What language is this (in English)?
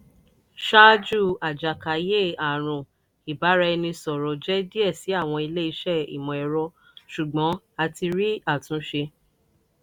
Yoruba